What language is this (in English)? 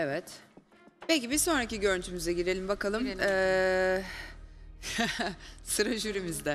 Turkish